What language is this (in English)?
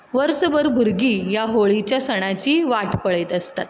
Konkani